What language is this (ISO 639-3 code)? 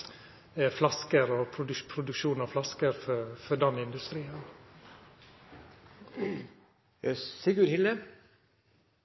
nno